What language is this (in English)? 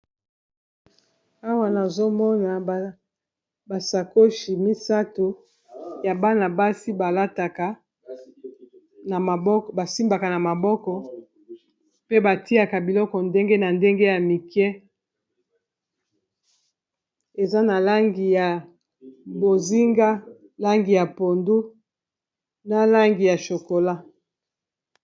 Lingala